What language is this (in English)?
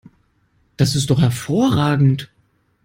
German